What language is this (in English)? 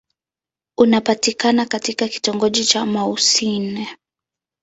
Swahili